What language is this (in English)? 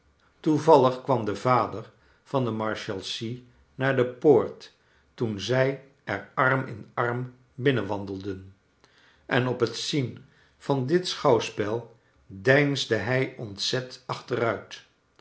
Dutch